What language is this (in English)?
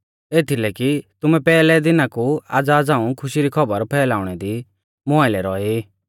Mahasu Pahari